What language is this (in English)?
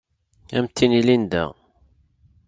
Kabyle